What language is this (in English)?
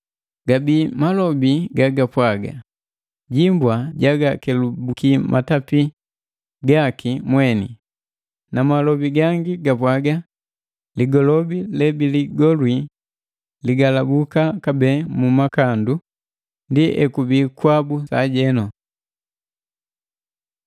Matengo